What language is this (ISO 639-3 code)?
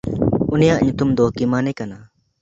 sat